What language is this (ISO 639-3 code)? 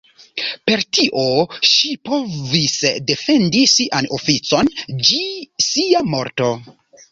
epo